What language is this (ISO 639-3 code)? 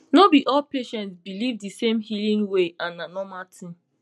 pcm